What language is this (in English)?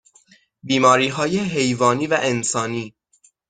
Persian